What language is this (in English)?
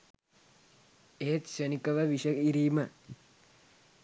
Sinhala